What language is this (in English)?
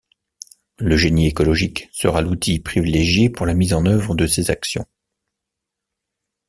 French